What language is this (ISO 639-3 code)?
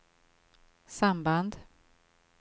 swe